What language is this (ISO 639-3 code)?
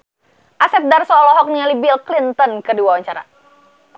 sun